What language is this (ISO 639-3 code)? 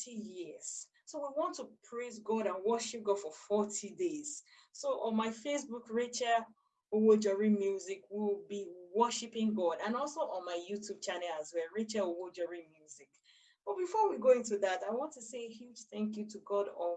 eng